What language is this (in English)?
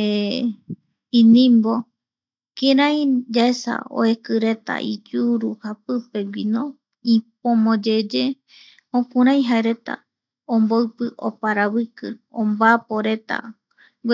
Eastern Bolivian Guaraní